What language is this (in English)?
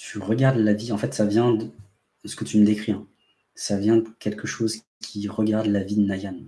French